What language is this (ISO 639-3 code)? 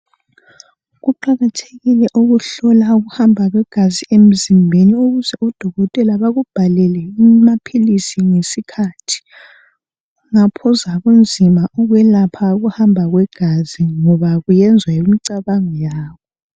nde